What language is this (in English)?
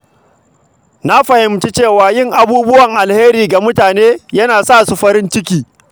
Hausa